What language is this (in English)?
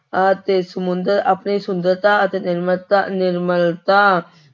Punjabi